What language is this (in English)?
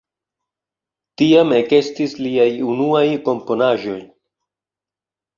Esperanto